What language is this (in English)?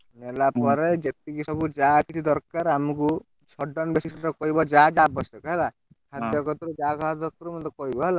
Odia